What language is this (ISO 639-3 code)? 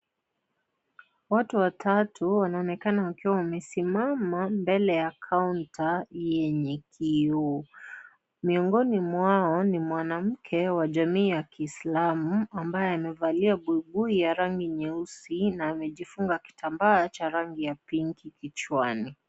swa